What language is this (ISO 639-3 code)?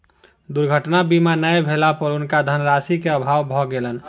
mai